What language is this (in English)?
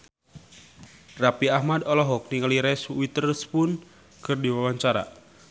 Sundanese